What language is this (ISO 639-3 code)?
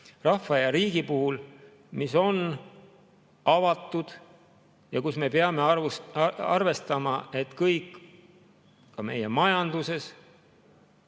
est